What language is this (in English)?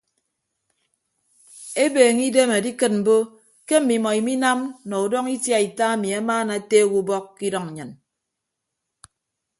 Ibibio